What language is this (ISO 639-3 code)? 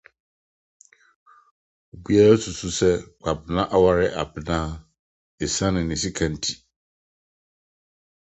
aka